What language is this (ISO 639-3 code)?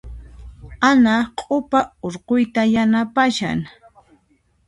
qxp